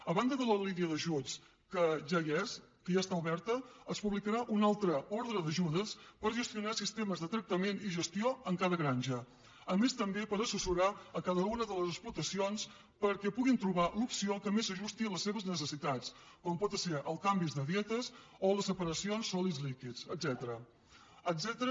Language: Catalan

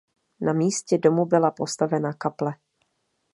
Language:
Czech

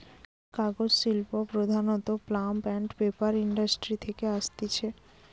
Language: Bangla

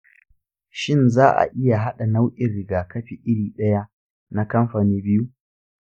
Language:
Hausa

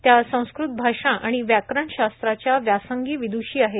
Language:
Marathi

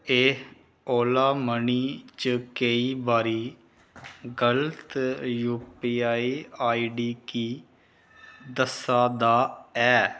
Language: Dogri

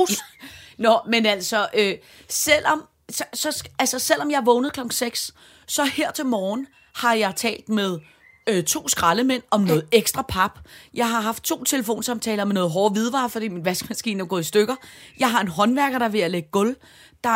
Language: Danish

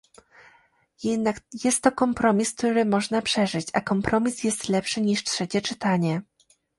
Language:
Polish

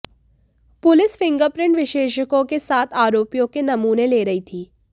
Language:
Hindi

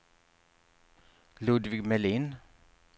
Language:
Swedish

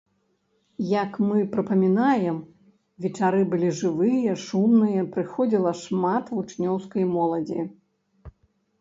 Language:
Belarusian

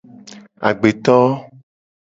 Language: Gen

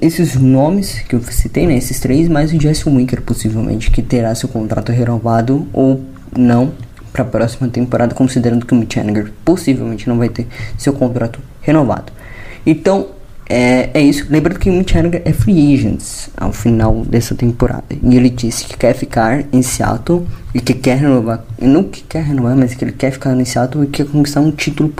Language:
Portuguese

